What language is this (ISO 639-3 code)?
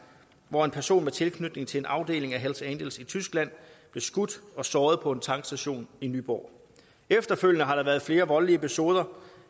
dan